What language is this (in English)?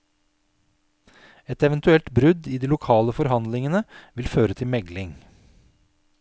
Norwegian